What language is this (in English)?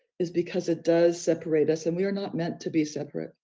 English